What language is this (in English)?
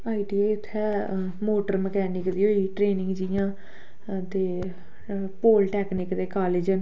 Dogri